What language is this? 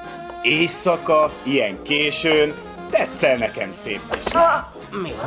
Hungarian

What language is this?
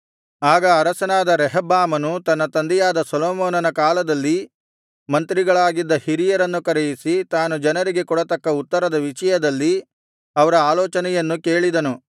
Kannada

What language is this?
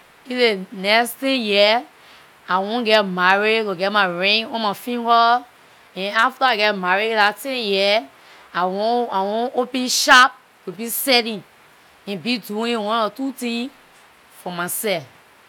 Liberian English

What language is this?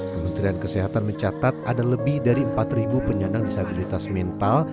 Indonesian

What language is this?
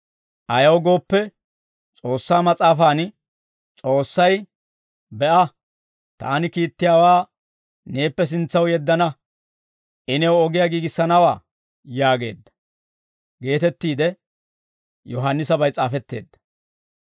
Dawro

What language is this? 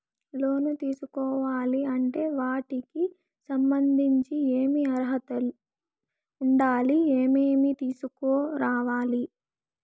Telugu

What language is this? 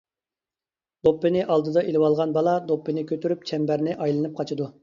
Uyghur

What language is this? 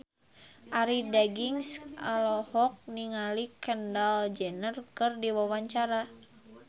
Sundanese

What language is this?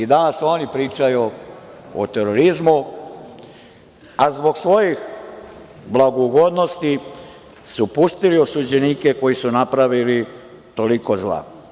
Serbian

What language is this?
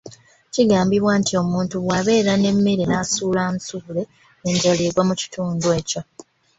Ganda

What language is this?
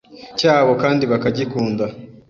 Kinyarwanda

